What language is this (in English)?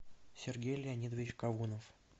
Russian